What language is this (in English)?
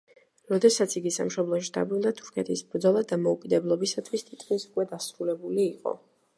Georgian